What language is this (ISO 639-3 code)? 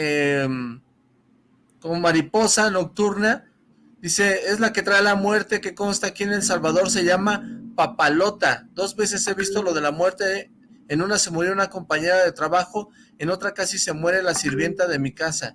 spa